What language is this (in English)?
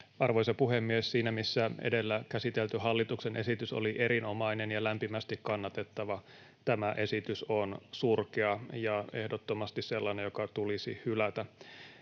Finnish